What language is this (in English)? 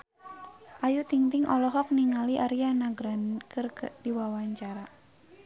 Sundanese